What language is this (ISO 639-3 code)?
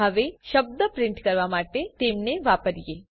guj